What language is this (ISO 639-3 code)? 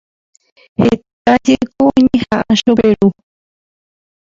grn